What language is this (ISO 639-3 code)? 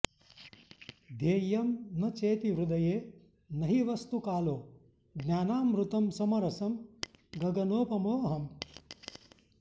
san